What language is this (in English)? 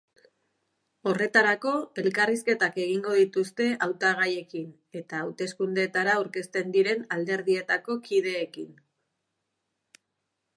Basque